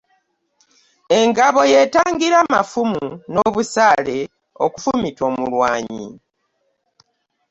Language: Ganda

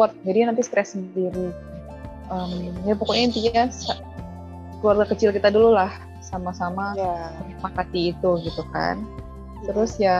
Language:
Indonesian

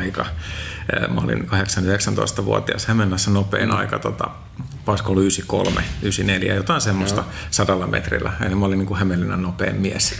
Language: Finnish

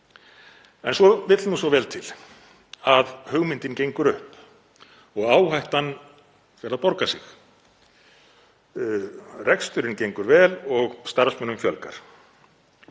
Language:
Icelandic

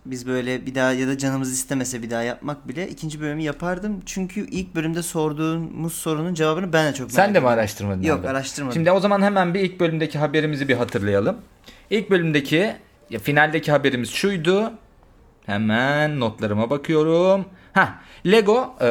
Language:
Turkish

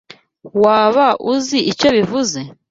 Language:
Kinyarwanda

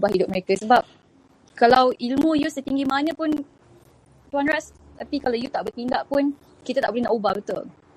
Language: Malay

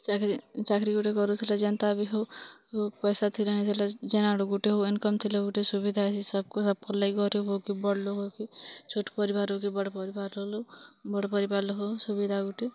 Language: Odia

